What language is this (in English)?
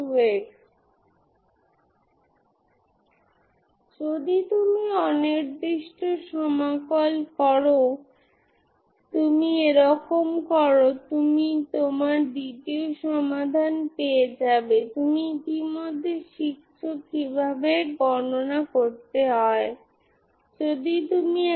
Bangla